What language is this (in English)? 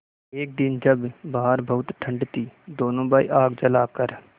Hindi